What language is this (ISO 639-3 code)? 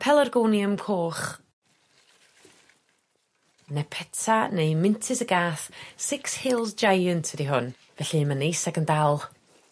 cym